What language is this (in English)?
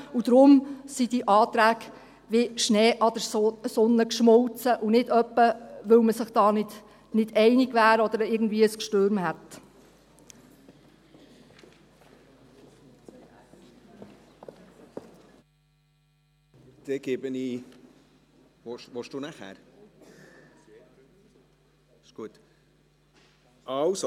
Swiss German